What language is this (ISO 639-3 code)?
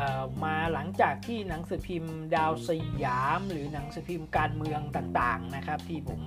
tha